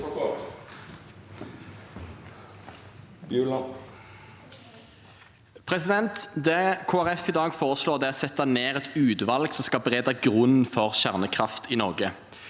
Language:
Norwegian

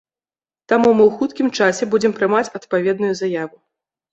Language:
Belarusian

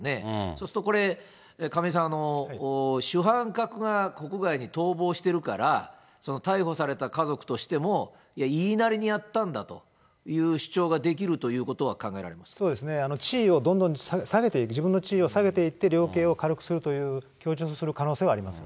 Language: Japanese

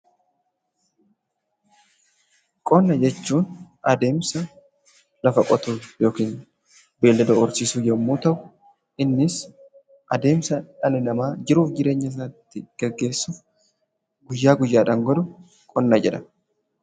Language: Oromo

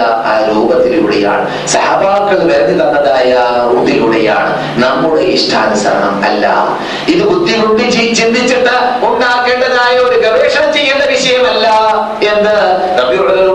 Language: Malayalam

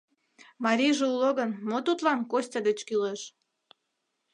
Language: Mari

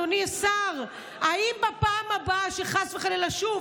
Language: Hebrew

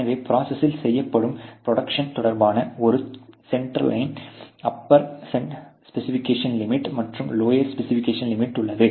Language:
Tamil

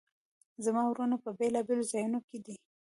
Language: Pashto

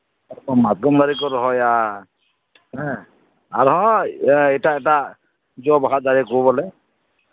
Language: Santali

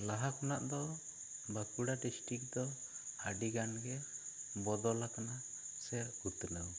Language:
Santali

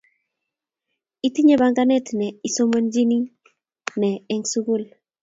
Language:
Kalenjin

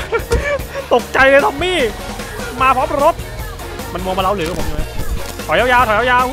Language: Thai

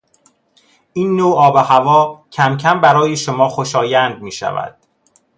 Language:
Persian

